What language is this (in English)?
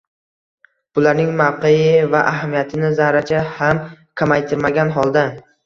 Uzbek